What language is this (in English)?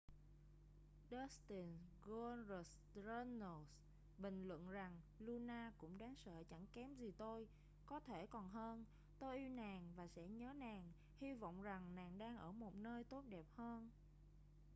Vietnamese